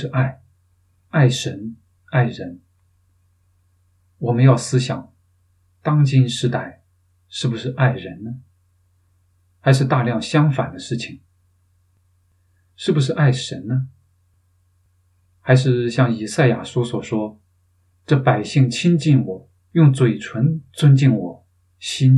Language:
Chinese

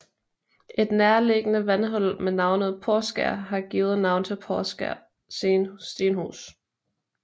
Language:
Danish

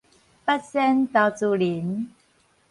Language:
Min Nan Chinese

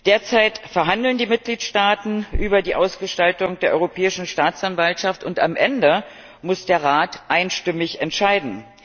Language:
German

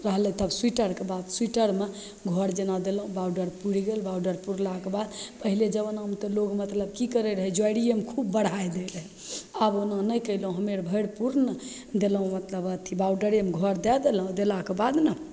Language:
Maithili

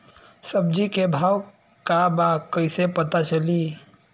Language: Bhojpuri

